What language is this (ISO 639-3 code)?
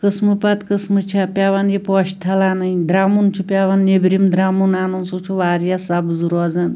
kas